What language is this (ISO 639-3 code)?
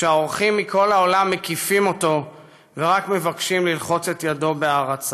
heb